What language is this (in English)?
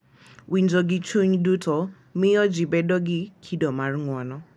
Luo (Kenya and Tanzania)